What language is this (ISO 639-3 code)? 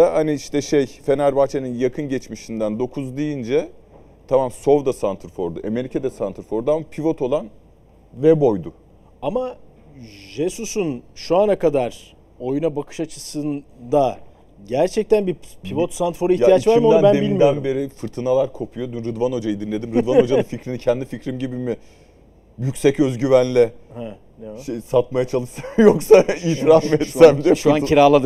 tur